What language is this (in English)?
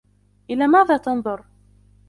Arabic